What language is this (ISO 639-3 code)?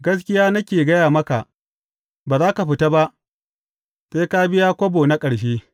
hau